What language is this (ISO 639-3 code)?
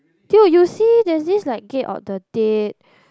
eng